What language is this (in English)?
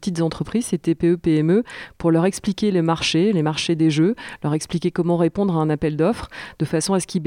French